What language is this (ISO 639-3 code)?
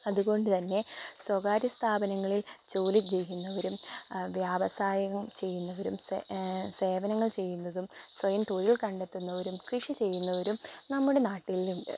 mal